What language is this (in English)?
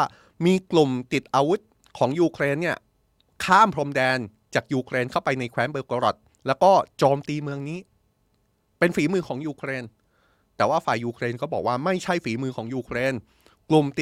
Thai